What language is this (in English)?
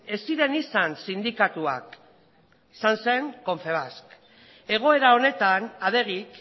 Basque